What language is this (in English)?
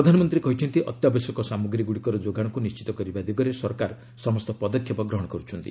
Odia